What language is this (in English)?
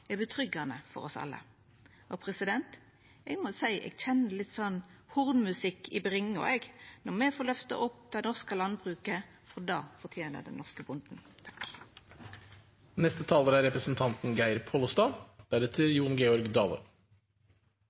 Norwegian Nynorsk